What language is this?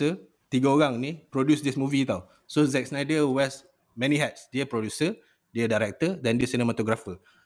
Malay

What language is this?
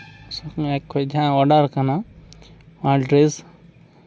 Santali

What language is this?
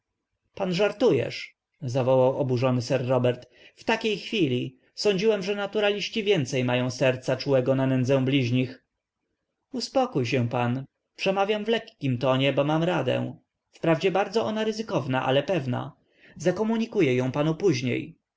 Polish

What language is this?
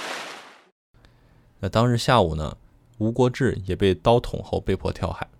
Chinese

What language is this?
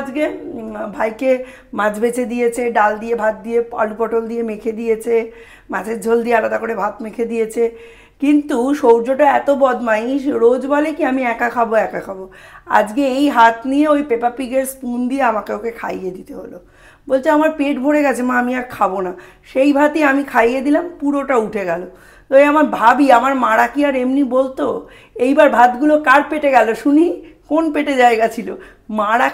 Bangla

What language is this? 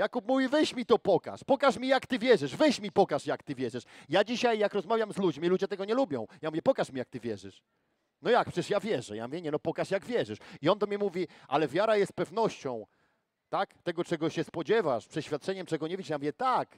Polish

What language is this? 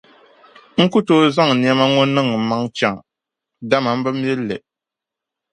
Dagbani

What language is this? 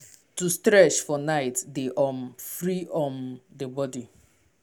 Nigerian Pidgin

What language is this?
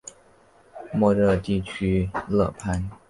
Chinese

